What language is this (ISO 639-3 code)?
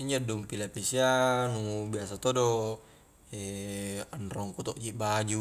kjk